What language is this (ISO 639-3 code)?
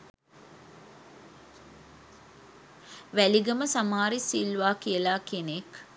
sin